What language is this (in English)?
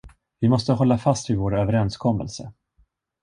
Swedish